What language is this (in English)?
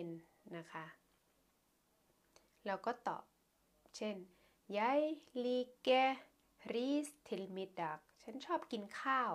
Thai